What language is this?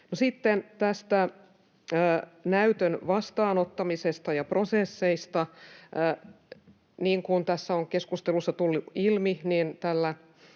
Finnish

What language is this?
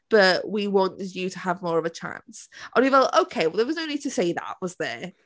Welsh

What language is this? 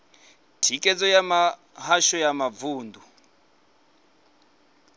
Venda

